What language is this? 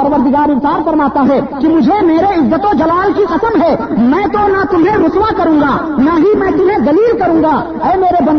Urdu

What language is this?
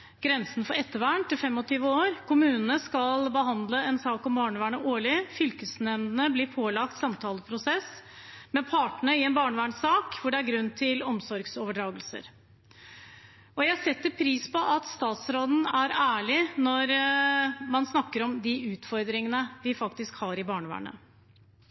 Norwegian Bokmål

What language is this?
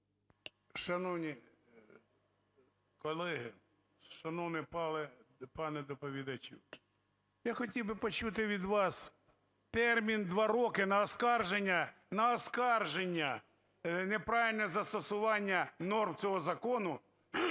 Ukrainian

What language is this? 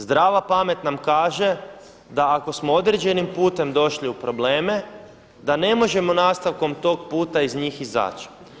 Croatian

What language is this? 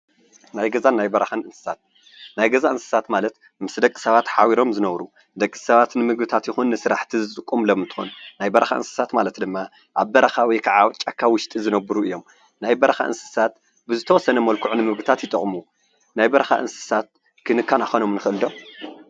Tigrinya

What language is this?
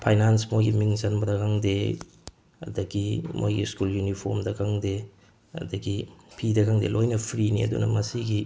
Manipuri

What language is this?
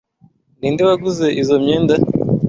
Kinyarwanda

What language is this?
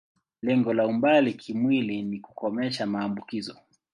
Swahili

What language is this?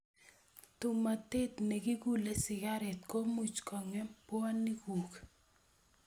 Kalenjin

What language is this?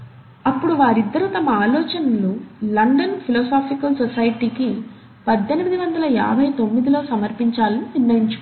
Telugu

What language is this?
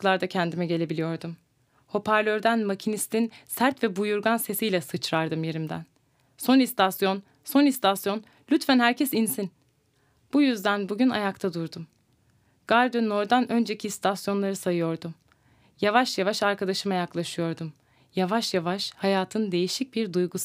Turkish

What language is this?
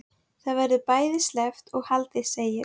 Icelandic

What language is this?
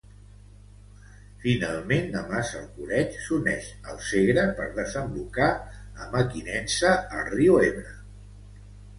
Catalan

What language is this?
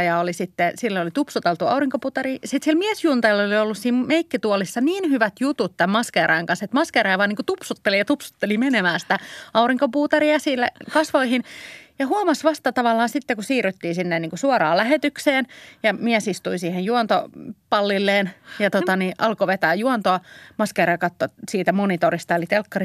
Finnish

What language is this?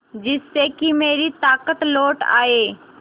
Hindi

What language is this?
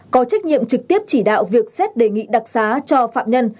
Vietnamese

